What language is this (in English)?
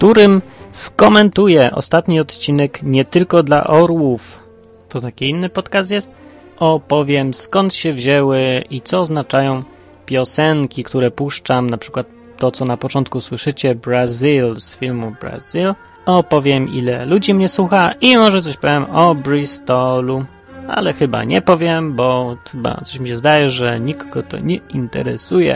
Polish